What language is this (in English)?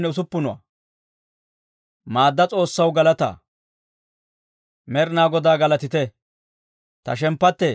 Dawro